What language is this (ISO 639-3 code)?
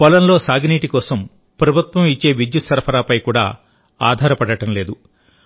tel